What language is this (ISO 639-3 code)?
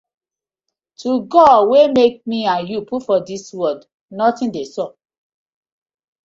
pcm